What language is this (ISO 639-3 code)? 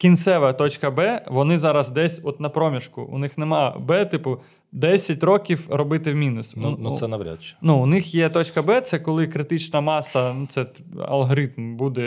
ukr